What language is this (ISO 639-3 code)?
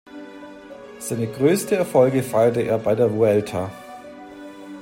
deu